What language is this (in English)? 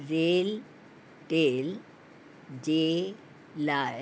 Sindhi